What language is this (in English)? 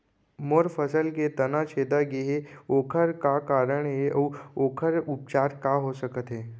Chhattisgarhi